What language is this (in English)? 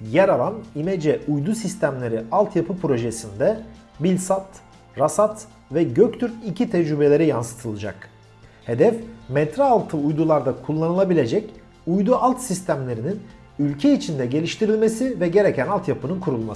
Turkish